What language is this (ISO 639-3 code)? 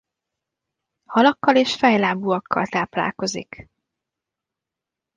hun